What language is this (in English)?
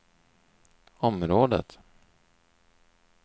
Swedish